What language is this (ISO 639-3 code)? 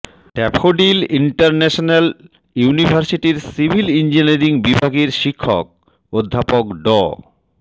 ben